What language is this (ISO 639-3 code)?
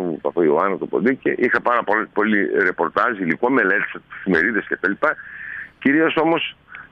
ell